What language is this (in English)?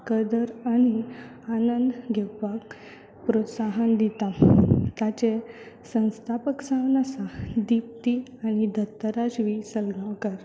Konkani